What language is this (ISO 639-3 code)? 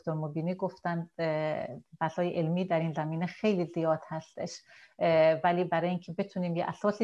fas